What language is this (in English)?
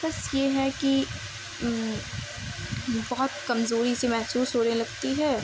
Urdu